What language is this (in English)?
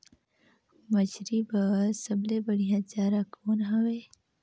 Chhattisgarhi